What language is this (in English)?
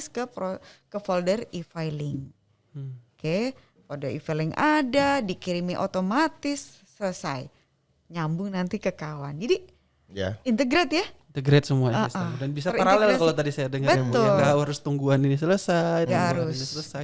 Indonesian